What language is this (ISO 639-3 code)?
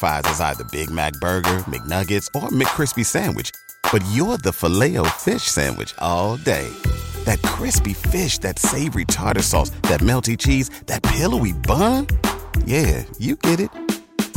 fas